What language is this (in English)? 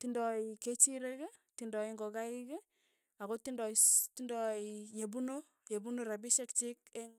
Tugen